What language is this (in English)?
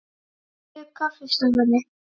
Icelandic